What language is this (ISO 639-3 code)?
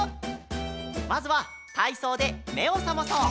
jpn